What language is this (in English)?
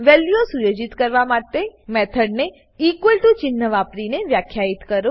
Gujarati